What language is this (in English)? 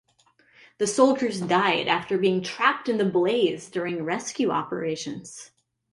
English